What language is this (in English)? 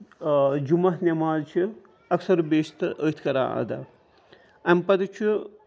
Kashmiri